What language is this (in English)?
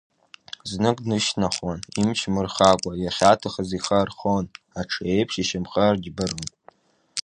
Abkhazian